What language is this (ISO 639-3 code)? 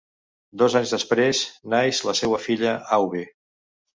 cat